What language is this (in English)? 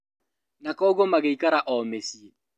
Kikuyu